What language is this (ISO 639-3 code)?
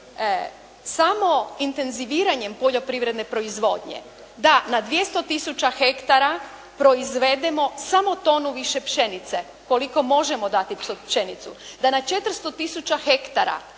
hrv